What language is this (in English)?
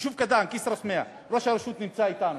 Hebrew